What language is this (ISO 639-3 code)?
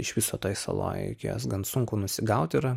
lit